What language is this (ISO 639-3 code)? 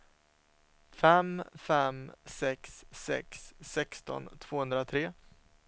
swe